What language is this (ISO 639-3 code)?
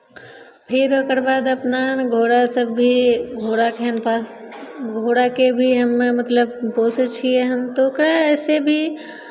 mai